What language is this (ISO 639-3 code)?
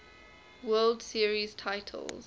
eng